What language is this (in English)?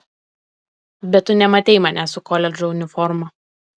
Lithuanian